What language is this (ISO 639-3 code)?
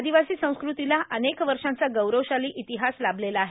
mar